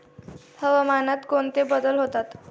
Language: Marathi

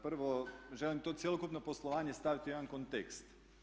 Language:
Croatian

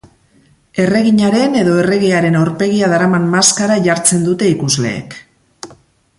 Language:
Basque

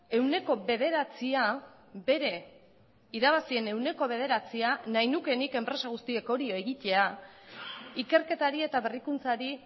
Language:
Basque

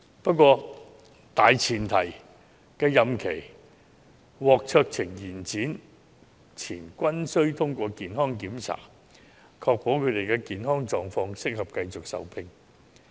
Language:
Cantonese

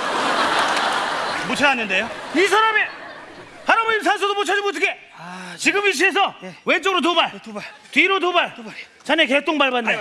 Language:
Korean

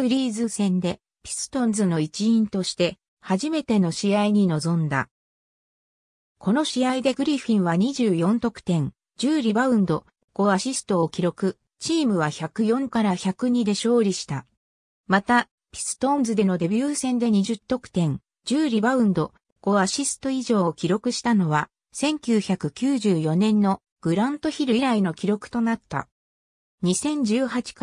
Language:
Japanese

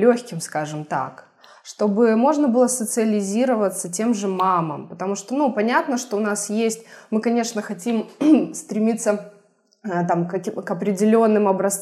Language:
Russian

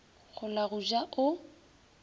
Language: Northern Sotho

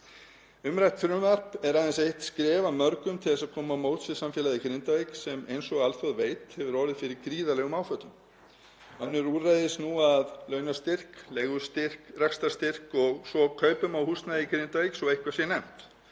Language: Icelandic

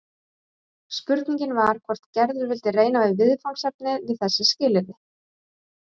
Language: Icelandic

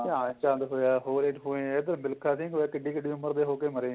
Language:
Punjabi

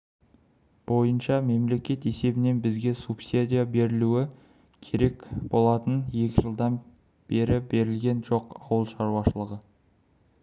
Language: Kazakh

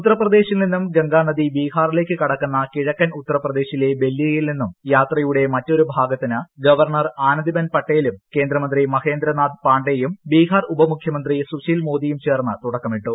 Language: Malayalam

